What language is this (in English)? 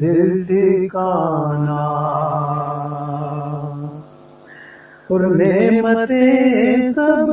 Urdu